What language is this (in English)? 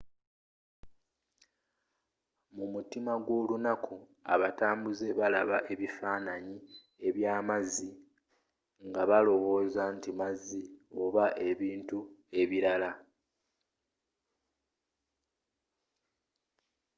Ganda